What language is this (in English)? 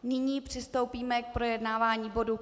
Czech